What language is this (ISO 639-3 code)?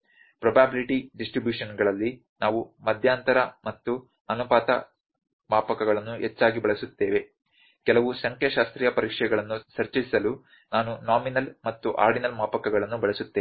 kan